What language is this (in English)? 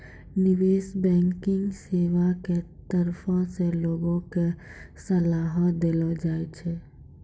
Maithili